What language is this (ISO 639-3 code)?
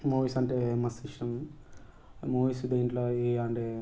tel